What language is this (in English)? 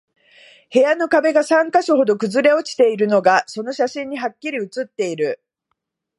Japanese